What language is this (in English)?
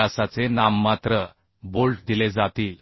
Marathi